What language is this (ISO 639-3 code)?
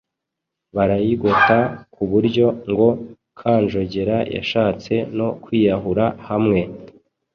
kin